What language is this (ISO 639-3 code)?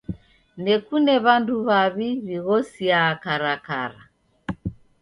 dav